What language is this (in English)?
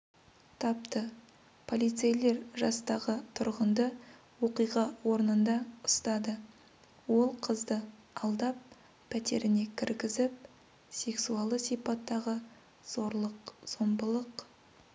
Kazakh